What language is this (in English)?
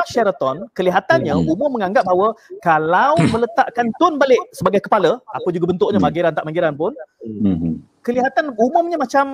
Malay